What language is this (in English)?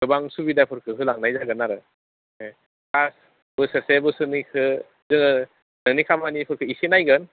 Bodo